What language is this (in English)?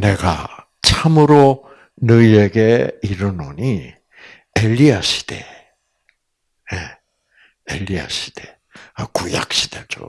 Korean